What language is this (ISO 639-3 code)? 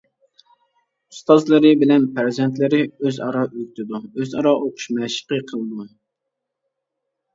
uig